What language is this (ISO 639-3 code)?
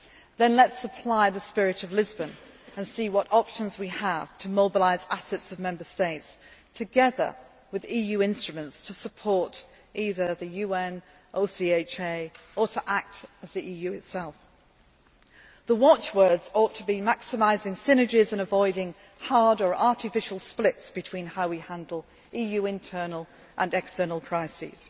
eng